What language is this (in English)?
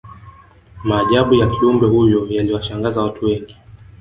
Swahili